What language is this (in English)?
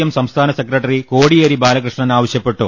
Malayalam